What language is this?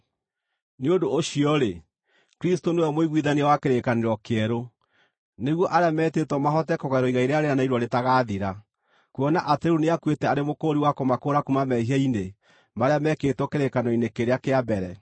Kikuyu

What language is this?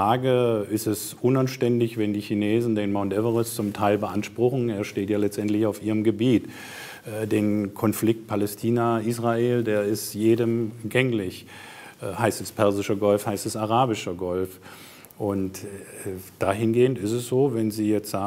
German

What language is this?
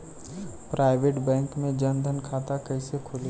Bhojpuri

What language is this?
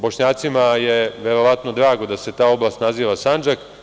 Serbian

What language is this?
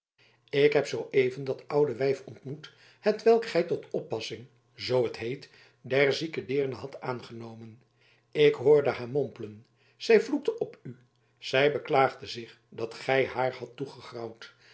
Dutch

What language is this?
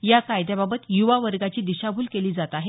Marathi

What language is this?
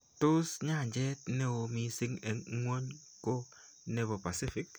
Kalenjin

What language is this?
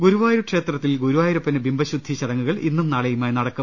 Malayalam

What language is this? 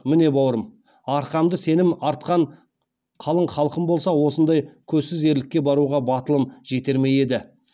Kazakh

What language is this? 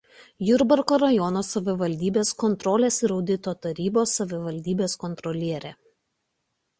Lithuanian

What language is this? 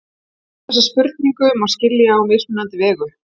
Icelandic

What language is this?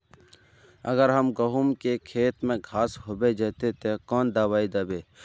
Magahi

